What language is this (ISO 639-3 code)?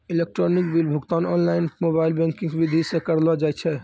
mai